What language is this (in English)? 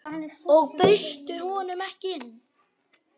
Icelandic